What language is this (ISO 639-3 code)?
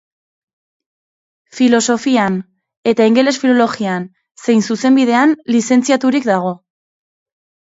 eus